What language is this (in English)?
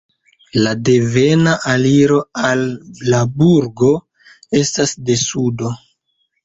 Esperanto